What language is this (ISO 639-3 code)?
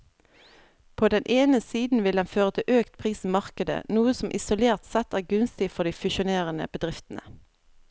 nor